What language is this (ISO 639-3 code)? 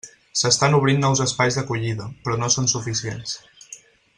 cat